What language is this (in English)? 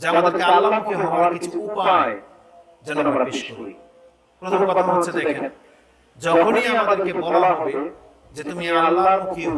Bangla